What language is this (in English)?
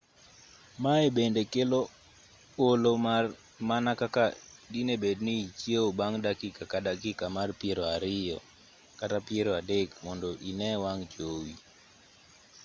Luo (Kenya and Tanzania)